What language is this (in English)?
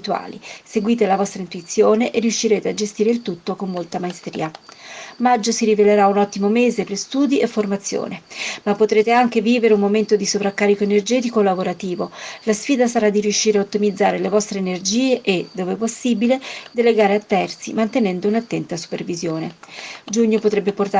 Italian